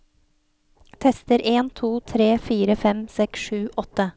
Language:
Norwegian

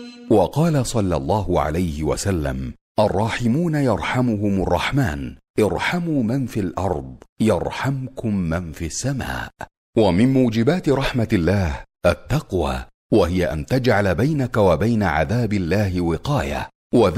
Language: Arabic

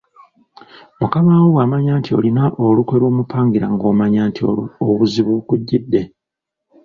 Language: Ganda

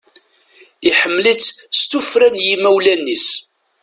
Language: Kabyle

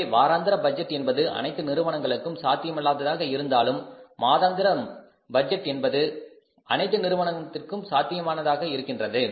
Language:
Tamil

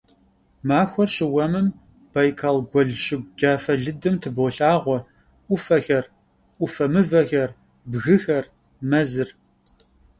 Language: Kabardian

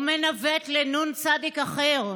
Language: Hebrew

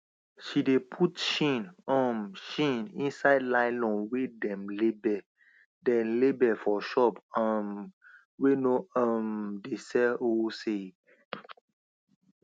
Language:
Nigerian Pidgin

